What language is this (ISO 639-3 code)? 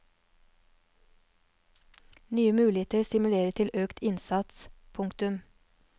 nor